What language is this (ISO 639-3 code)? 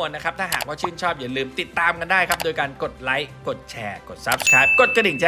tha